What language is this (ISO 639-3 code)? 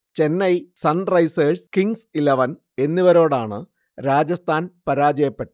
mal